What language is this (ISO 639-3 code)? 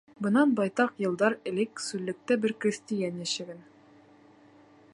bak